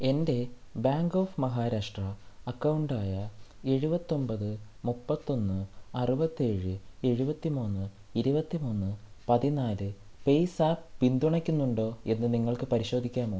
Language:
Malayalam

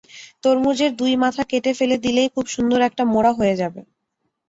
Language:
Bangla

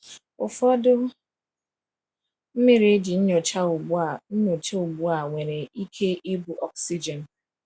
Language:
Igbo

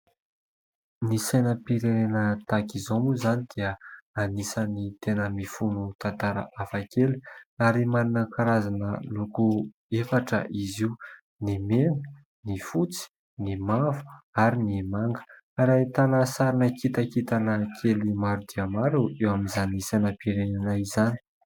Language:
Malagasy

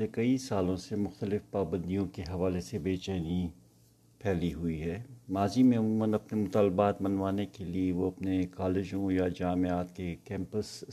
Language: Urdu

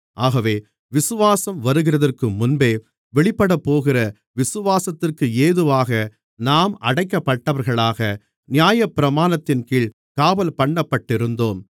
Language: Tamil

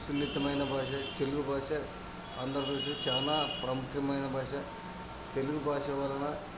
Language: Telugu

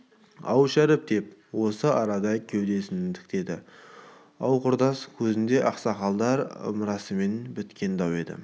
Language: Kazakh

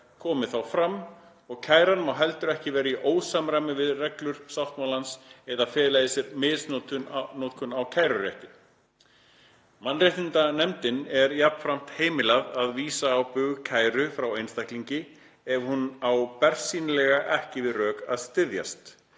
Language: Icelandic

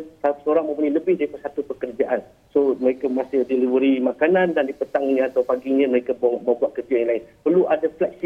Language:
Malay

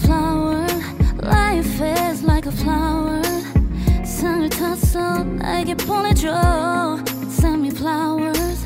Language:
Chinese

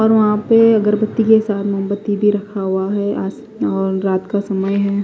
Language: Hindi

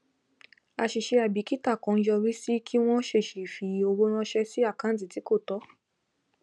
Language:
Yoruba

